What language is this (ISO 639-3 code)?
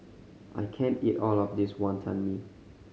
eng